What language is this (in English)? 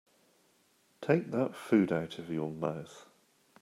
English